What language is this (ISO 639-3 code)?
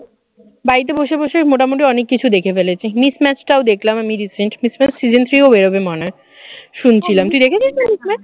ben